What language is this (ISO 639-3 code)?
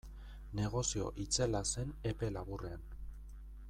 eus